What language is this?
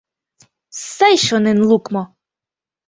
Mari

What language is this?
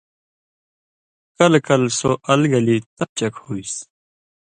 Indus Kohistani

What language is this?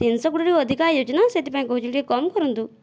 Odia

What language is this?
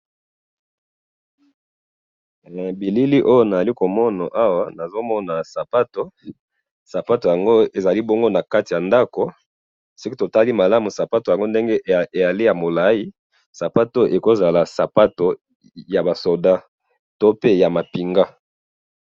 Lingala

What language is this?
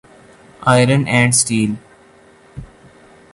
Urdu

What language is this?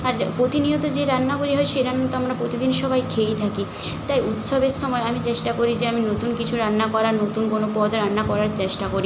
Bangla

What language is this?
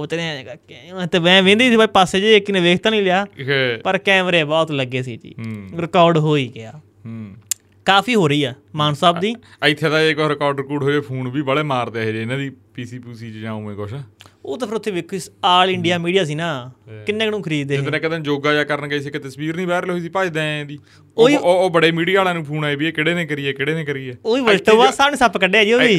Punjabi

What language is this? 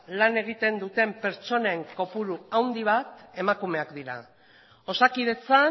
Basque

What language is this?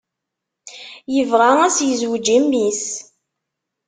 Kabyle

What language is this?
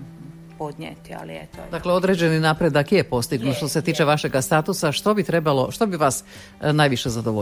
Croatian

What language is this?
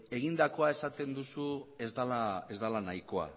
Basque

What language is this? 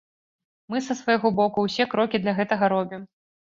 Belarusian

